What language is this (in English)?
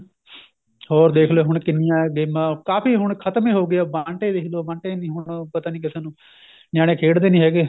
Punjabi